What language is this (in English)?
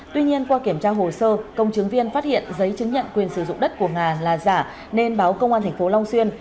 Vietnamese